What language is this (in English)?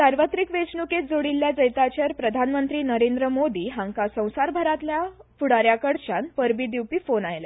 Konkani